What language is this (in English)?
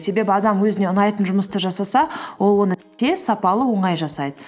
Kazakh